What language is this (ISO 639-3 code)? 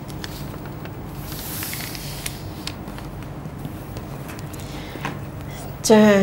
tha